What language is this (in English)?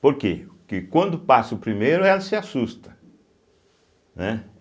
Portuguese